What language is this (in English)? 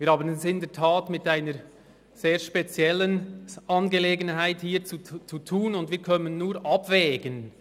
Swiss German